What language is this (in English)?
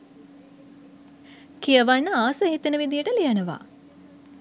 Sinhala